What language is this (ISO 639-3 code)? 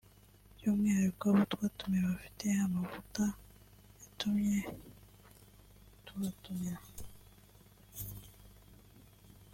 kin